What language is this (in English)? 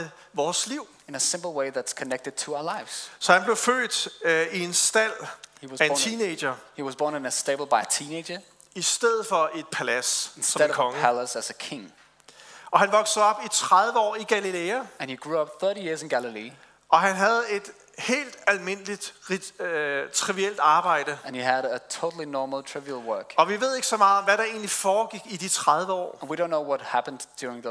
Danish